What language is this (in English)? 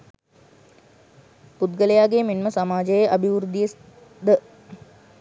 Sinhala